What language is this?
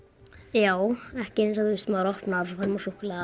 Icelandic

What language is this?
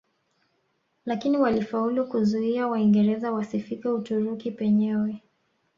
Swahili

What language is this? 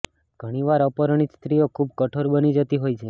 Gujarati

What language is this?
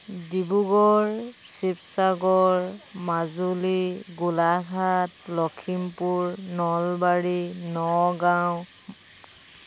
Assamese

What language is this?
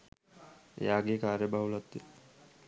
Sinhala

